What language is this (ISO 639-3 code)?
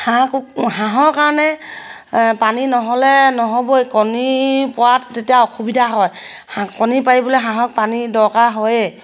asm